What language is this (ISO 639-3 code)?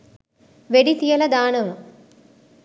sin